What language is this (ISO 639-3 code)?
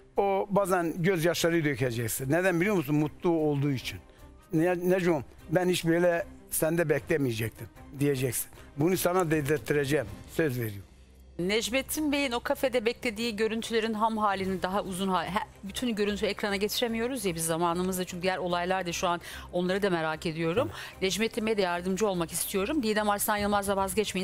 tur